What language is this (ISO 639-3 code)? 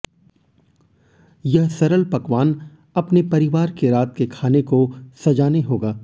hin